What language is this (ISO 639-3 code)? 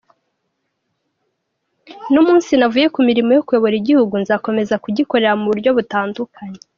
kin